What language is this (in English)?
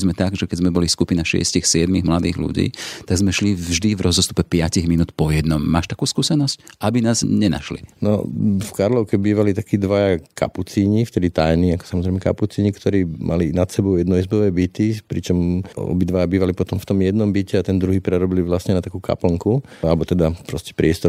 Slovak